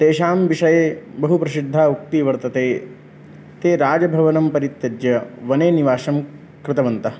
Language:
Sanskrit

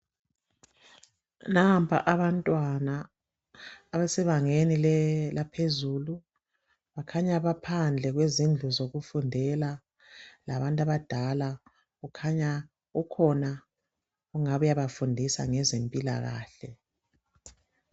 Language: North Ndebele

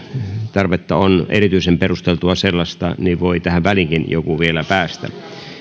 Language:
Finnish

